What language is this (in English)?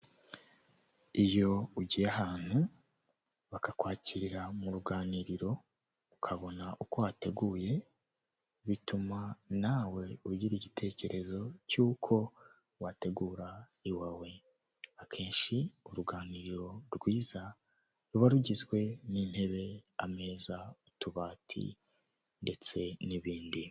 Kinyarwanda